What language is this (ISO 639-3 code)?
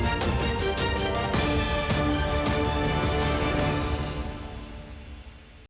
ukr